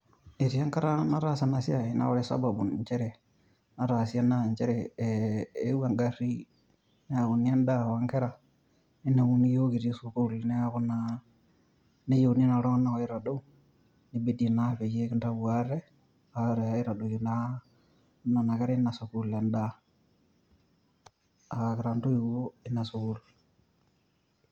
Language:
Masai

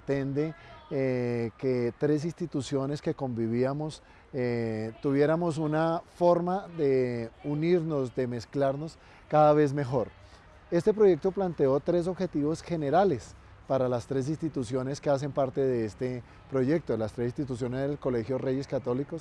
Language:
Spanish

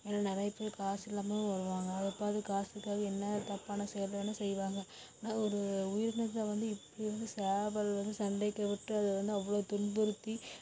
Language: Tamil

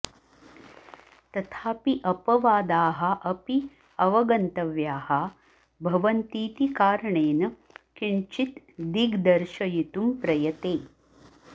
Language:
Sanskrit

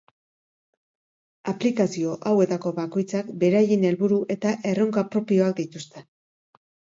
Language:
Basque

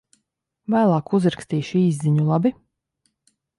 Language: Latvian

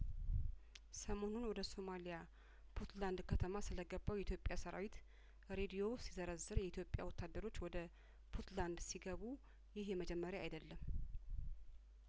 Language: Amharic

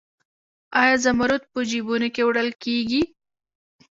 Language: Pashto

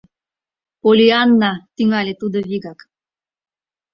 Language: Mari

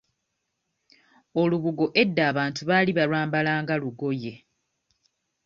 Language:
Ganda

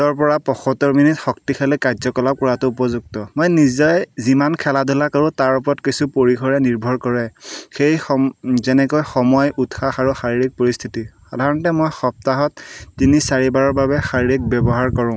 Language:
Assamese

